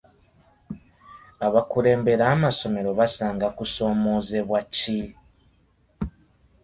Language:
Ganda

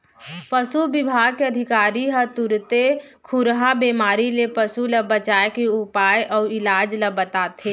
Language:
Chhattisgarhi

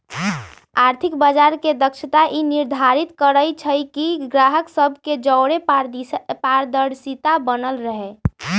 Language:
Magahi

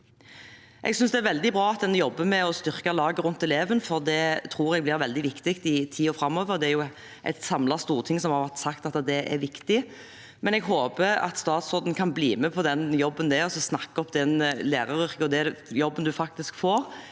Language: Norwegian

